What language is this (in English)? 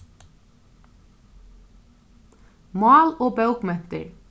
Faroese